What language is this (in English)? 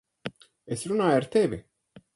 Latvian